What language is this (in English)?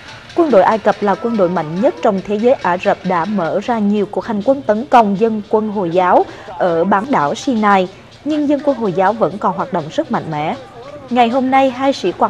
Vietnamese